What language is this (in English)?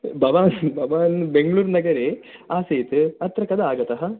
Sanskrit